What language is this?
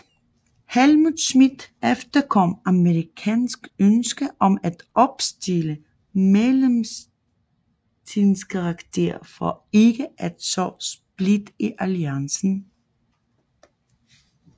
Danish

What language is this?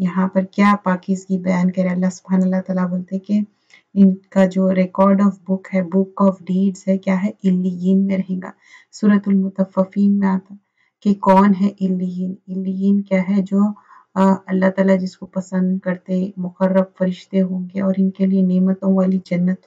Romanian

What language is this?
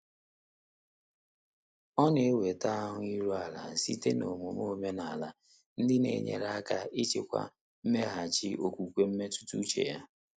Igbo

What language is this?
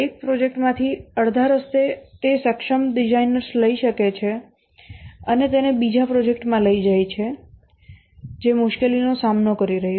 Gujarati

